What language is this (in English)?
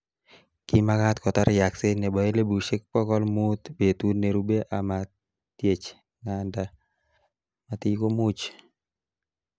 Kalenjin